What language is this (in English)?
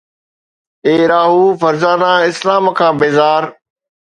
Sindhi